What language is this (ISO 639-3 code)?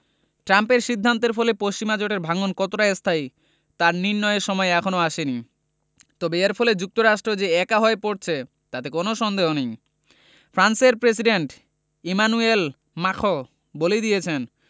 ben